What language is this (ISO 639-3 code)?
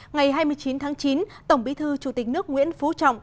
vie